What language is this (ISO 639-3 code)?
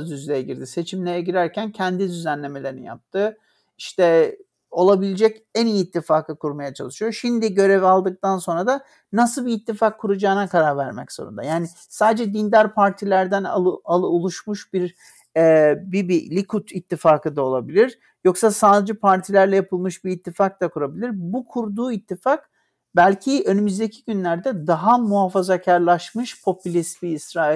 tur